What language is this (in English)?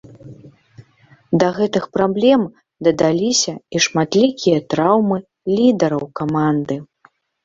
Belarusian